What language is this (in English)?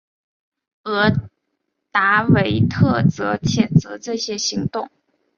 Chinese